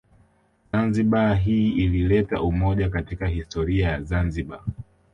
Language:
Swahili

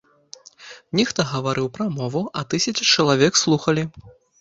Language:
Belarusian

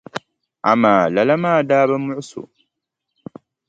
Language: Dagbani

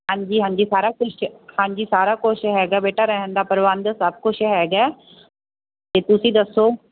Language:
Punjabi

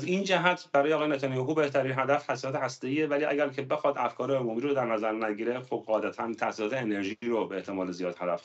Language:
Persian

